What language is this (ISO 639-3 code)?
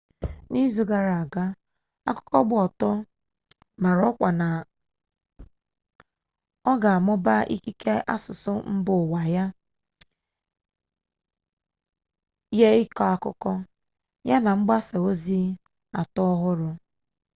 ibo